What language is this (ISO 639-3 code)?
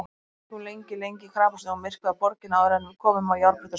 isl